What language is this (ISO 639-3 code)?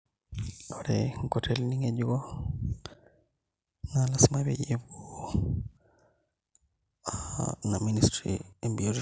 mas